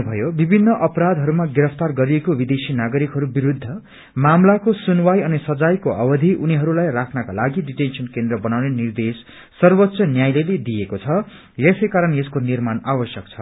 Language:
Nepali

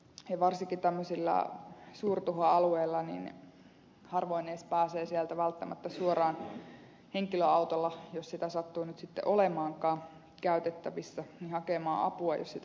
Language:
Finnish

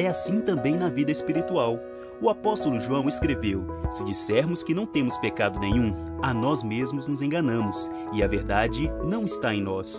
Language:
Portuguese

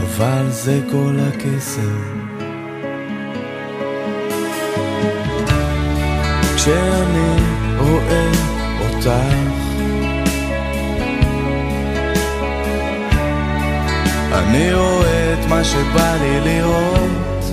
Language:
Hebrew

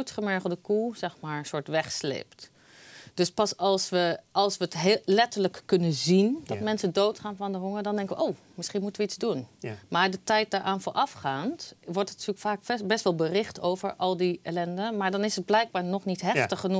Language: Dutch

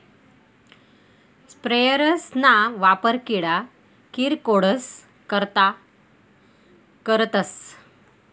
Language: Marathi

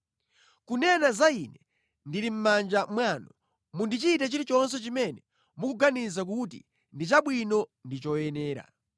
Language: Nyanja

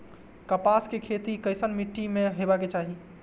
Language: Maithili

